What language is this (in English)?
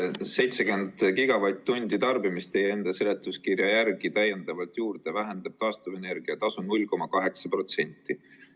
Estonian